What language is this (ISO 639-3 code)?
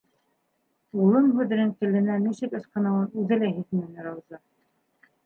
bak